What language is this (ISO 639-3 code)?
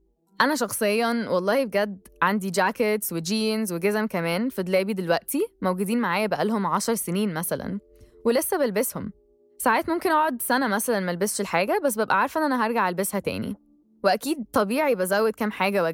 ara